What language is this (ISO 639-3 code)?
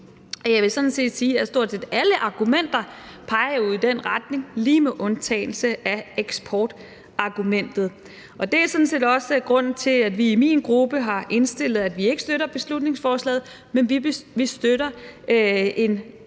dan